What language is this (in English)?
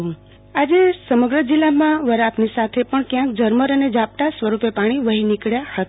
Gujarati